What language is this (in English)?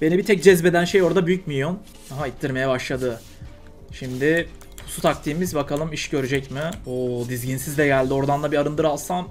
Turkish